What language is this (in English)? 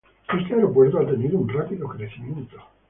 Spanish